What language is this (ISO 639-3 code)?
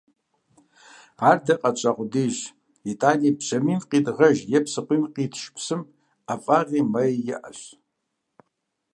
kbd